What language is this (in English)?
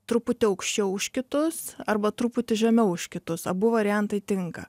Lithuanian